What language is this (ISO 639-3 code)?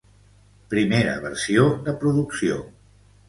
cat